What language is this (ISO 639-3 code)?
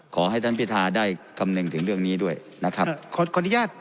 tha